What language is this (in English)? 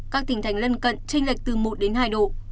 Vietnamese